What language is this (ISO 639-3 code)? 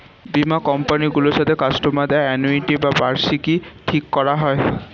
ben